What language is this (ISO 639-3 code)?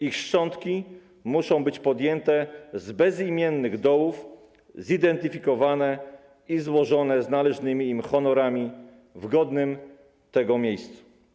pol